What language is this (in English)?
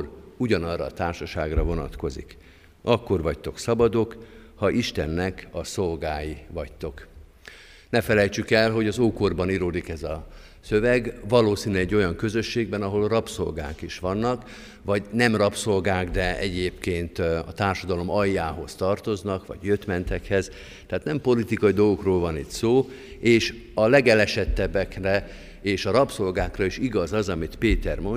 Hungarian